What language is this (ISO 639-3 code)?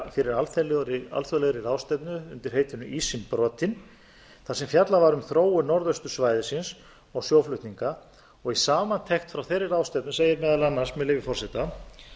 isl